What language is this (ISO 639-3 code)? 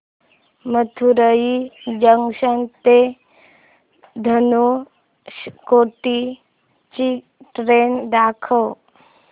mar